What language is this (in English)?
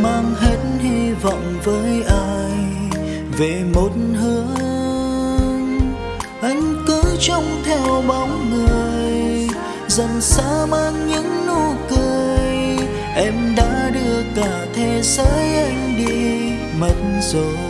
Vietnamese